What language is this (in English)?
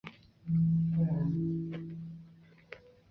Chinese